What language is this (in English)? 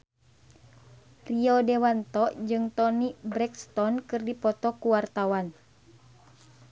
Sundanese